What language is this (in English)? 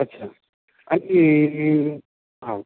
Nepali